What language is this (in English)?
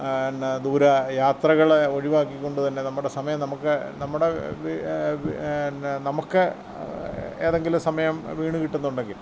Malayalam